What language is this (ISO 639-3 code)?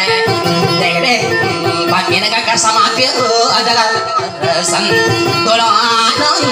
tha